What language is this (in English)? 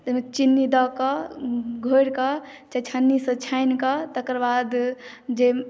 Maithili